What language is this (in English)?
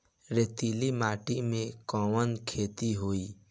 Bhojpuri